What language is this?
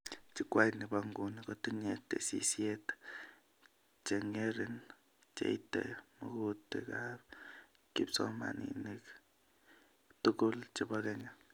Kalenjin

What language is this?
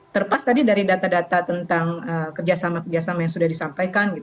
Indonesian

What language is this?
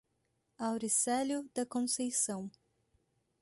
Portuguese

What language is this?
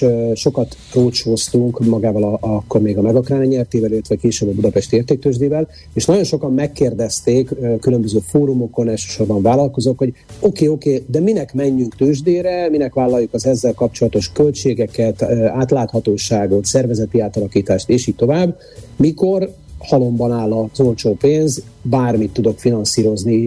Hungarian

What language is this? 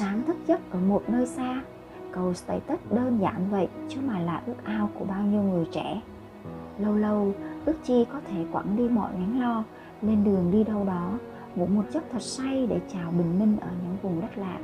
Vietnamese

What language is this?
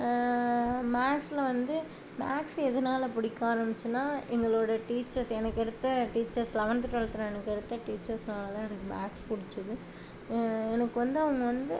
Tamil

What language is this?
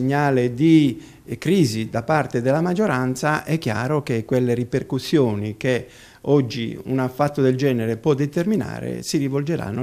Italian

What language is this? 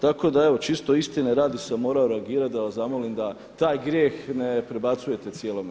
Croatian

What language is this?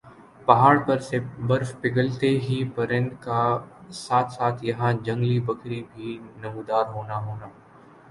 Urdu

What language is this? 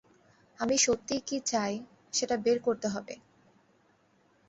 Bangla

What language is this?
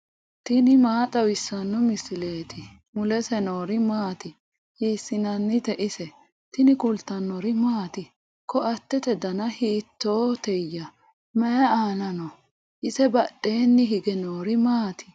Sidamo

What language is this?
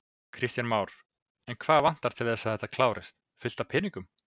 Icelandic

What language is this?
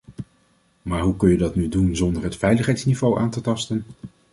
Dutch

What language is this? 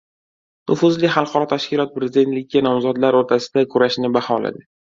Uzbek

